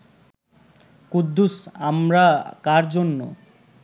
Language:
Bangla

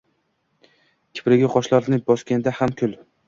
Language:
Uzbek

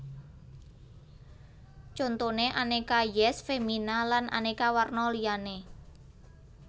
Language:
Javanese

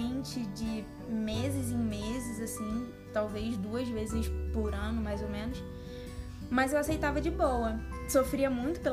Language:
Portuguese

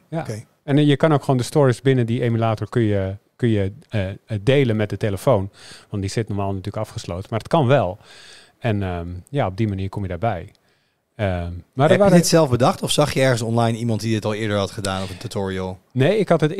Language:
Dutch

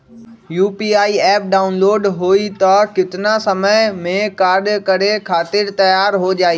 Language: Magahi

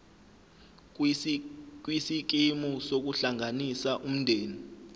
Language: Zulu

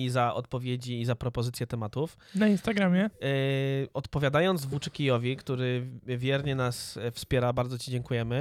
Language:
Polish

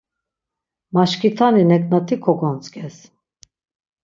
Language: Laz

